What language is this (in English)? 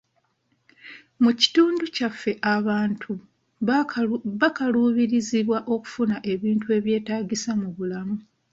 Ganda